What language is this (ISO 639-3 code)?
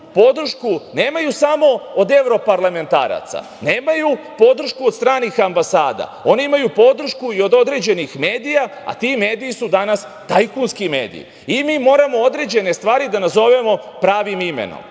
srp